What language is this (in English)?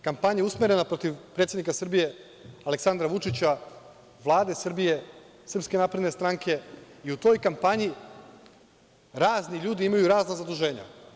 Serbian